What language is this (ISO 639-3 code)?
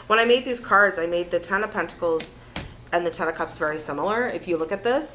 eng